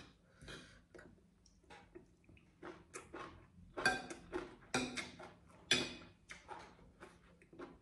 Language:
Thai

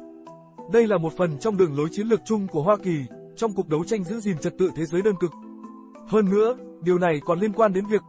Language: Vietnamese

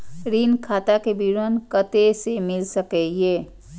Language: Maithili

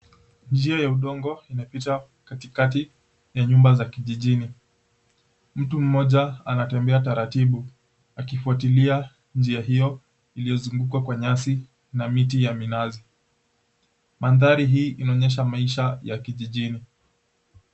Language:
Swahili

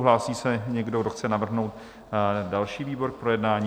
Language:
Czech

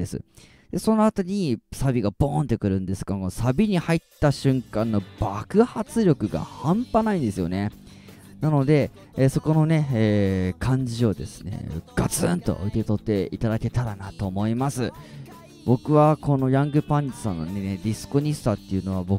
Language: Japanese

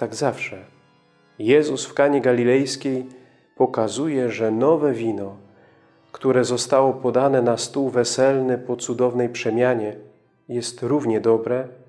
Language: Polish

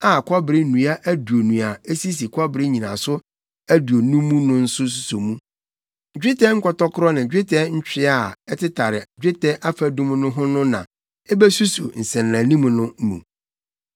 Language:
Akan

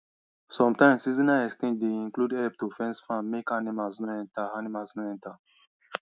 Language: Nigerian Pidgin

